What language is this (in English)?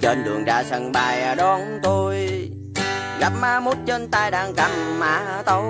Vietnamese